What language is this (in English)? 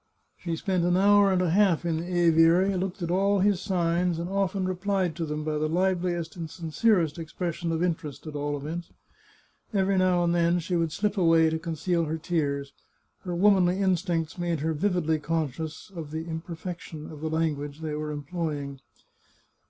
English